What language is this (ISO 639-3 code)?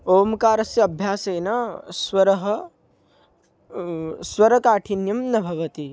san